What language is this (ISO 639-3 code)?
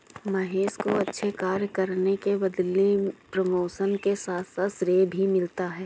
hin